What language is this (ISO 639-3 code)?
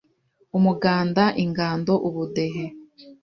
kin